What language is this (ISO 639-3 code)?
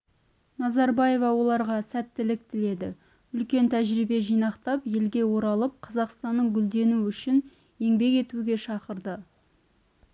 kaz